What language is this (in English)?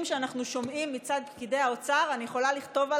Hebrew